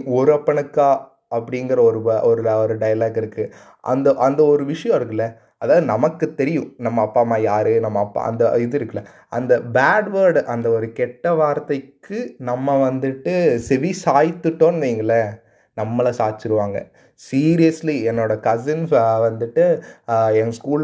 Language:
Tamil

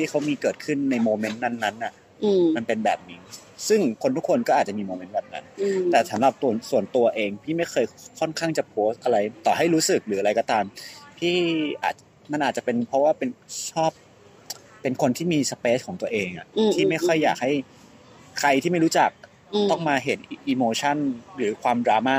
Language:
Thai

